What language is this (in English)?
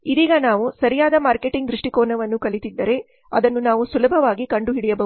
Kannada